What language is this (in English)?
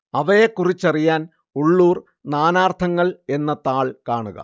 Malayalam